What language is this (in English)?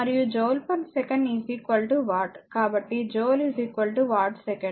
Telugu